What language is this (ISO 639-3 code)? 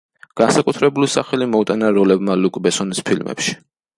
kat